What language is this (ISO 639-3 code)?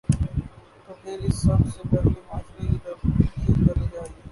urd